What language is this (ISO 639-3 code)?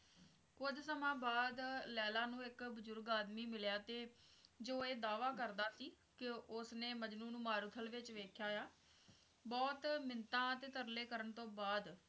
pan